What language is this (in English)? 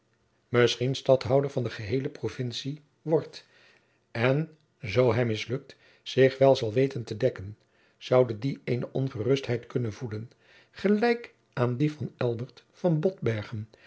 Dutch